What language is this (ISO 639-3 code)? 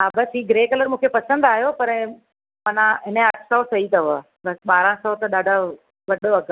snd